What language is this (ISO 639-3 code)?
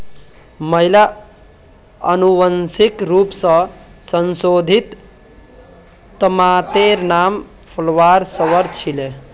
mag